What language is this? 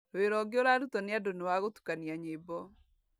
Kikuyu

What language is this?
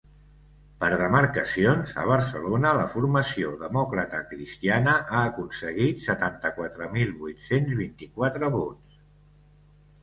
Catalan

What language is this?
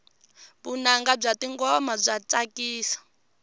Tsonga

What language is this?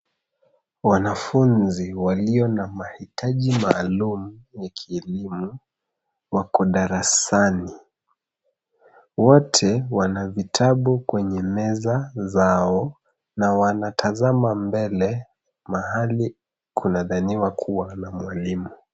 Swahili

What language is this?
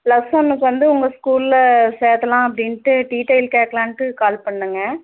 Tamil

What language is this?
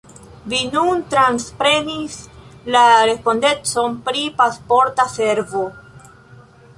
Esperanto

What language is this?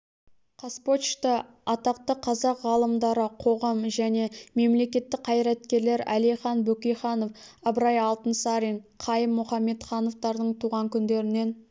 Kazakh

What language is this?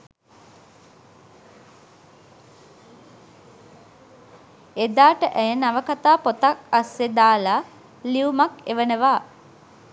Sinhala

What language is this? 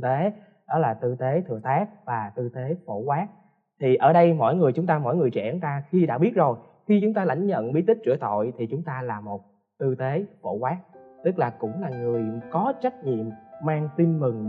Vietnamese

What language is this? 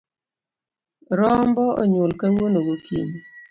Luo (Kenya and Tanzania)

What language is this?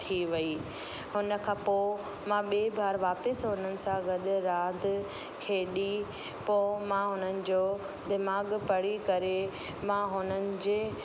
Sindhi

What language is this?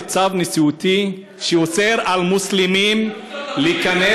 Hebrew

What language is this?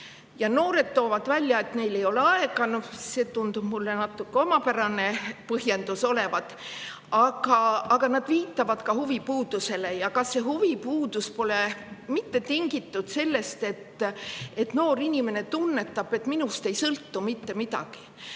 Estonian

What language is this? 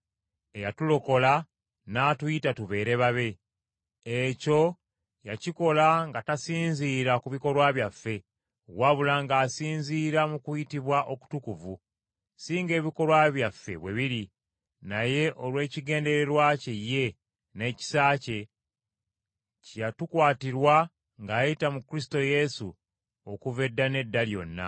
Ganda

